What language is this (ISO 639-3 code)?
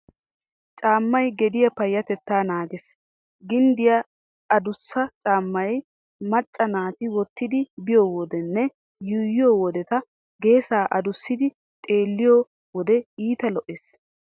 wal